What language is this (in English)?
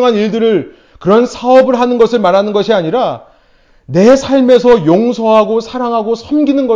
Korean